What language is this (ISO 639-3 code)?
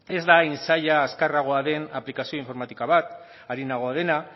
eus